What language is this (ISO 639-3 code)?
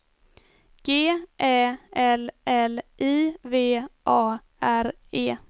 swe